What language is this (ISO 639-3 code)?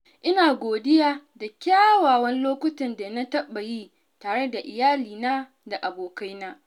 hau